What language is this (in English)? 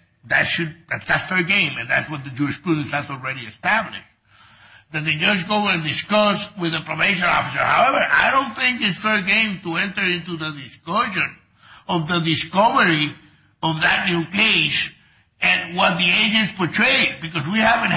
English